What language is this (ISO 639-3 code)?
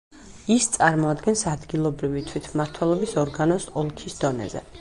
kat